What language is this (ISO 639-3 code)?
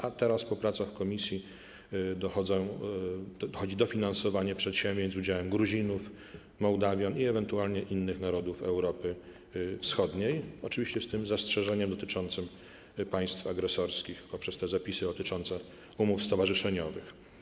pol